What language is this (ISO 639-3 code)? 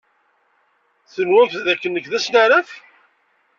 kab